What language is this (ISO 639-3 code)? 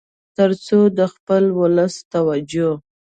pus